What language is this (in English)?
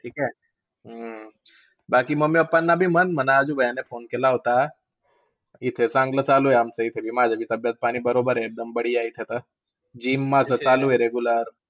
Marathi